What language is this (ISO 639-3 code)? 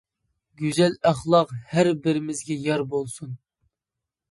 uig